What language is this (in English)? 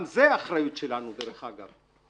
Hebrew